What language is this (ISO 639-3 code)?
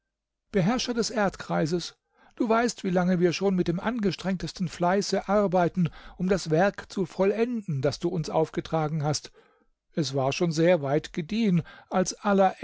deu